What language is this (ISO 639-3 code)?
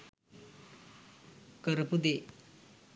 sin